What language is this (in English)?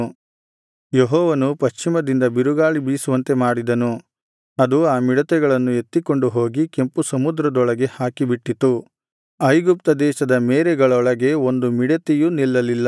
Kannada